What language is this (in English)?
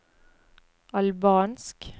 Norwegian